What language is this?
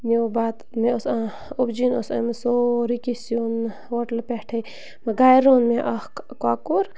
Kashmiri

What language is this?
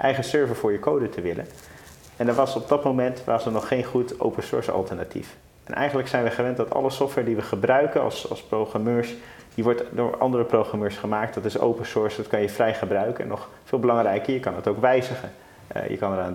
Dutch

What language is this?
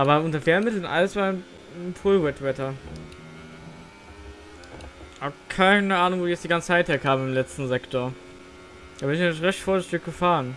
German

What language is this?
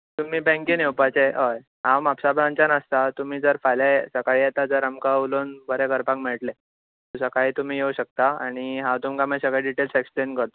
Konkani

